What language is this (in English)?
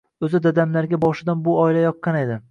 Uzbek